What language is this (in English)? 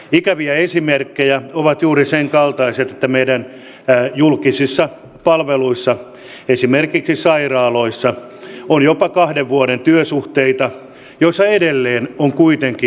Finnish